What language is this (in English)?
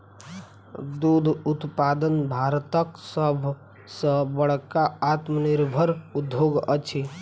Maithili